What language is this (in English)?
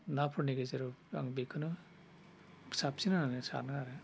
Bodo